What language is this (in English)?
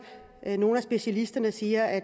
Danish